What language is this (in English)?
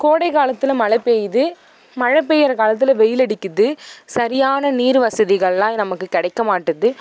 Tamil